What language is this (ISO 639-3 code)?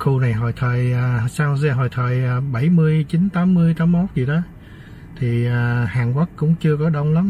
vie